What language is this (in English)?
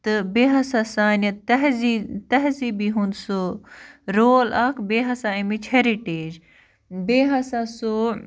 Kashmiri